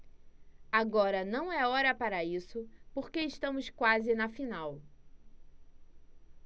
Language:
Portuguese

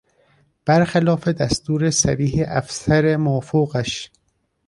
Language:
Persian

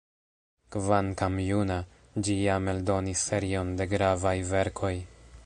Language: Esperanto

